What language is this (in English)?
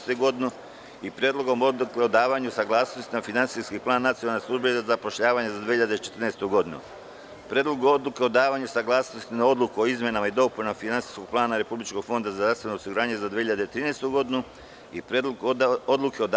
Serbian